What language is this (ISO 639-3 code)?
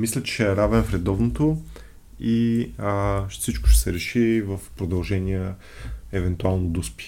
bul